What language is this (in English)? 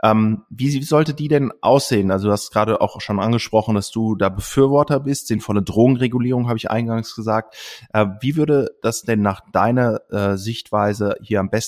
German